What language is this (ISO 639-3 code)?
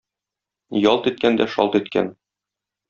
tat